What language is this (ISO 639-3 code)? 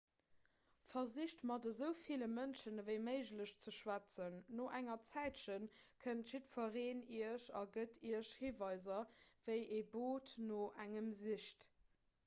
ltz